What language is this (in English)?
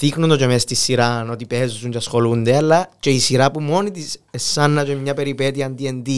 Greek